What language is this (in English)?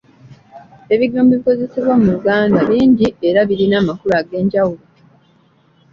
Ganda